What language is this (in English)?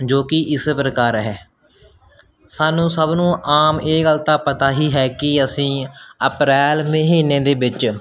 Punjabi